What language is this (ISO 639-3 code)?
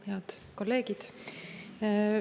est